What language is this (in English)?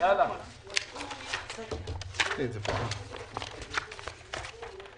Hebrew